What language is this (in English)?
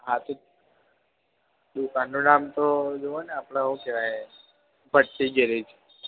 Gujarati